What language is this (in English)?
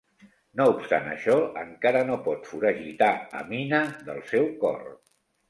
Catalan